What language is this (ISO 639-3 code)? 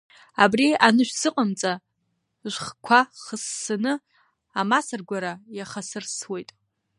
abk